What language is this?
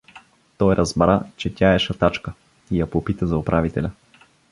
Bulgarian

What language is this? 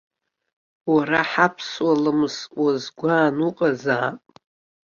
Abkhazian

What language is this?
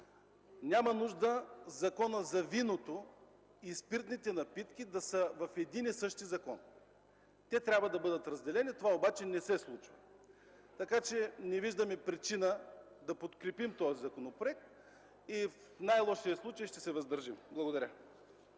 Bulgarian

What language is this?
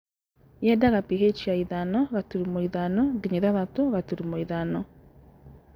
Kikuyu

